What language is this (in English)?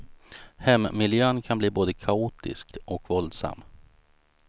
Swedish